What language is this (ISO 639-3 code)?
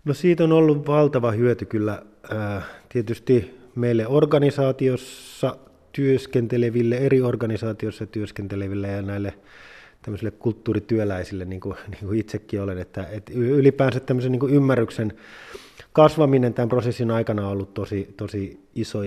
fin